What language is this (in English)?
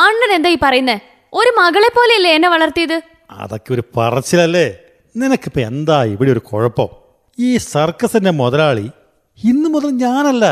Malayalam